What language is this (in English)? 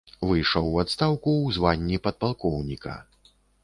Belarusian